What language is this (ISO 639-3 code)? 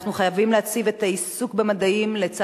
heb